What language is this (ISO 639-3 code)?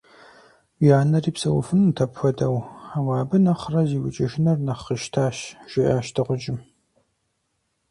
kbd